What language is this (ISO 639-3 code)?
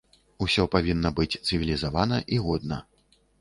bel